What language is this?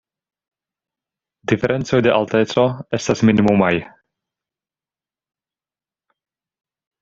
Esperanto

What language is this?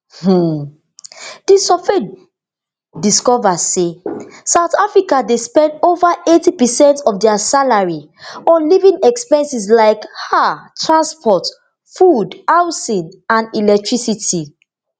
Nigerian Pidgin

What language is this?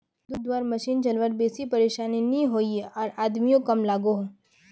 Magahi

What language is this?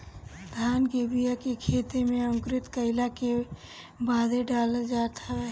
Bhojpuri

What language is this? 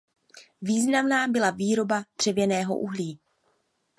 Czech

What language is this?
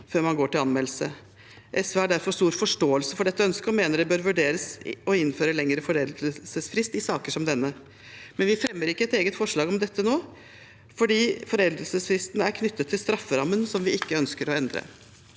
Norwegian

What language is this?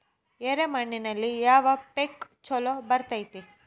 Kannada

